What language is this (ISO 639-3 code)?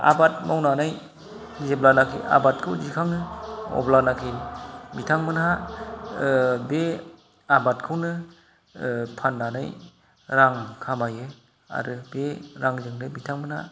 brx